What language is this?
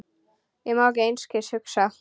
Icelandic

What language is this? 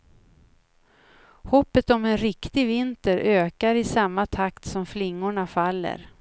Swedish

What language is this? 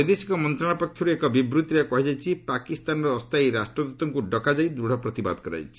Odia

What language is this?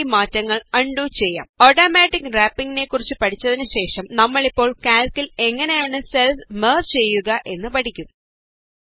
Malayalam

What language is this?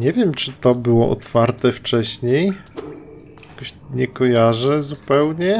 Polish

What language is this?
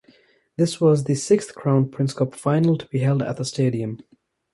English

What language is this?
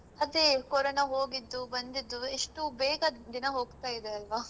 Kannada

